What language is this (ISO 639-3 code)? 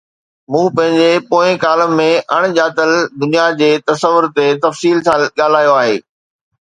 snd